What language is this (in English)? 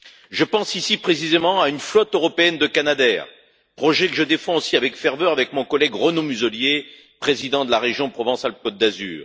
French